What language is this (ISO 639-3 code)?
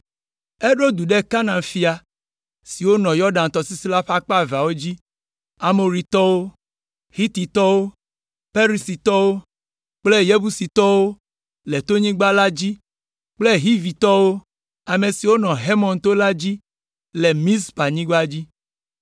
ewe